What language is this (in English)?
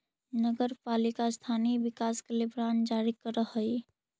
Magahi